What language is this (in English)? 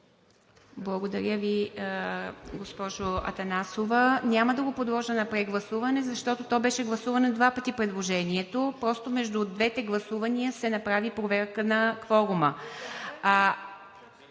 Bulgarian